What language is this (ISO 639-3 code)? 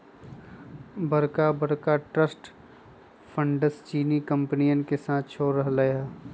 mag